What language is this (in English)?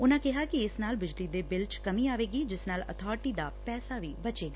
Punjabi